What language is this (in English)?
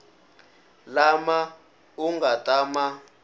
Tsonga